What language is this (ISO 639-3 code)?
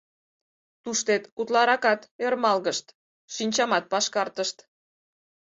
chm